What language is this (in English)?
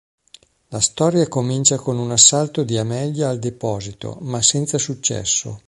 Italian